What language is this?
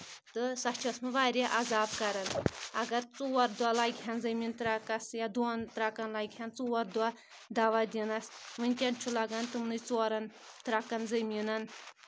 Kashmiri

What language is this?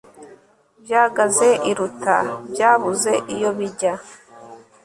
Kinyarwanda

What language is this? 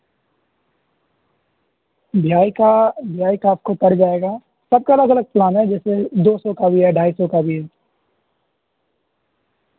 Urdu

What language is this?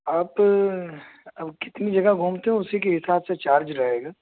Urdu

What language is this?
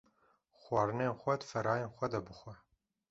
Kurdish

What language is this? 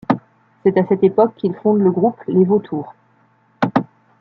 French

